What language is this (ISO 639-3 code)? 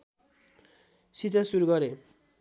nep